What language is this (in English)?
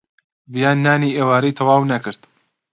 Central Kurdish